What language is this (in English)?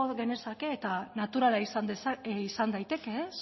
Basque